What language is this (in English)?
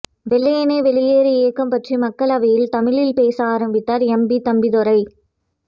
Tamil